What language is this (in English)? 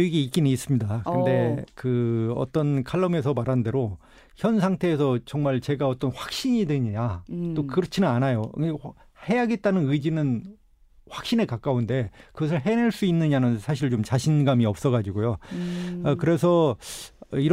Korean